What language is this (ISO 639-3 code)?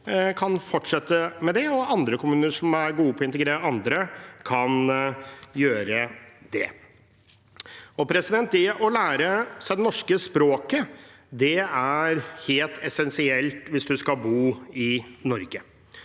nor